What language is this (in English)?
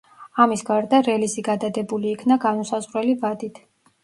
Georgian